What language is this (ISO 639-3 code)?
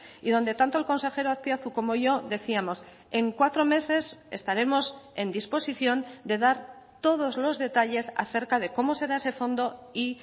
spa